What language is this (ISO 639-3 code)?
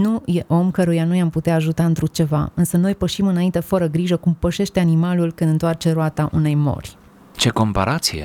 ron